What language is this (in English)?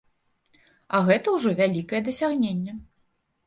Belarusian